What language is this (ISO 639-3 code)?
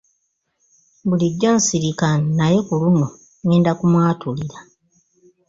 lug